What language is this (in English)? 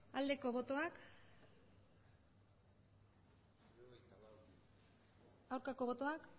Basque